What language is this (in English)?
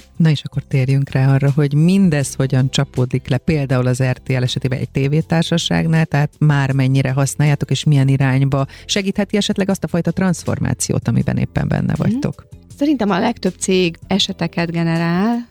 Hungarian